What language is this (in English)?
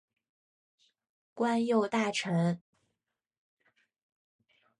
Chinese